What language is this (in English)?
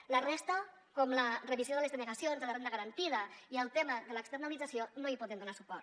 Catalan